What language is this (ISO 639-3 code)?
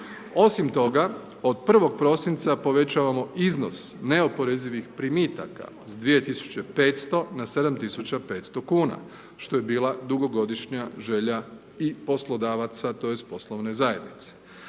hrv